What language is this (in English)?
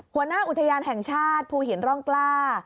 Thai